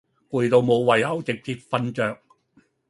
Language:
Cantonese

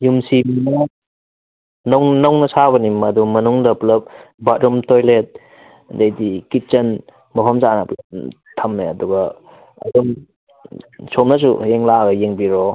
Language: Manipuri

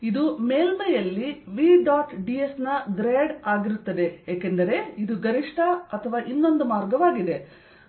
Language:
Kannada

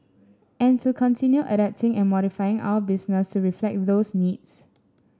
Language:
English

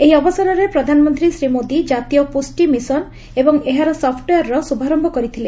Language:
Odia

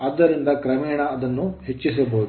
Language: Kannada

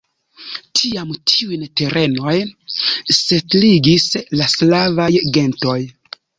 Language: Esperanto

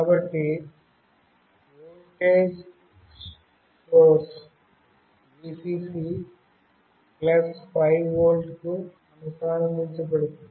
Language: Telugu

